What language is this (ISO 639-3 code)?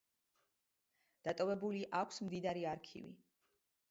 kat